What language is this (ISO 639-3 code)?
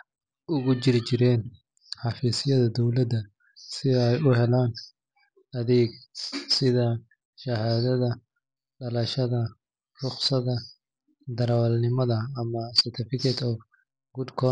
som